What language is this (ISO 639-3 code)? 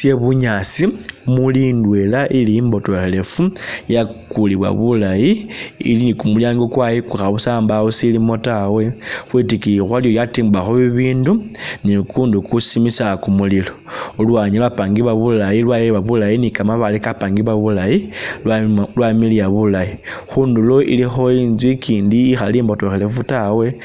myx